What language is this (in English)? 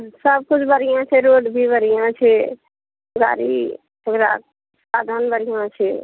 Maithili